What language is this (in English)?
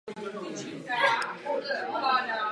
Czech